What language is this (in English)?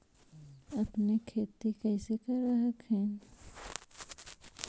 Magahi